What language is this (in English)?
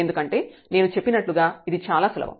Telugu